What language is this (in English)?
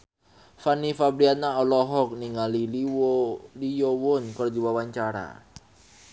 Sundanese